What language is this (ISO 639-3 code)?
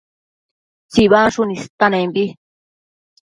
mcf